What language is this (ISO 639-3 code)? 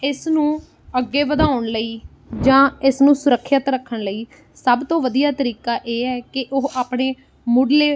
pan